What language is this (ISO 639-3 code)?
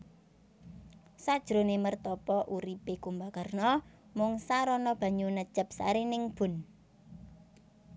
jav